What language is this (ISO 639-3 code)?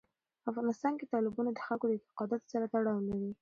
pus